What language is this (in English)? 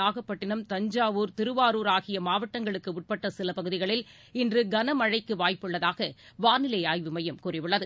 Tamil